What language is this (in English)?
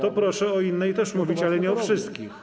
Polish